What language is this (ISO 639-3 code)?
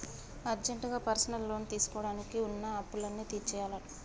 tel